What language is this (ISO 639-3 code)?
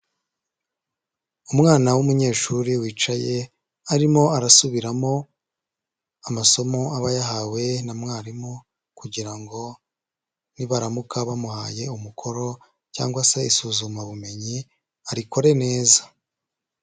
kin